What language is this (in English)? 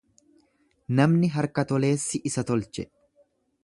Oromo